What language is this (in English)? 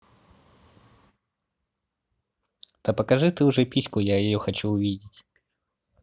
Russian